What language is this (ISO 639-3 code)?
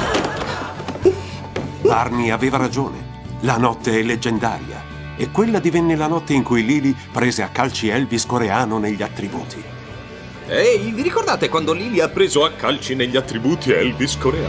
ita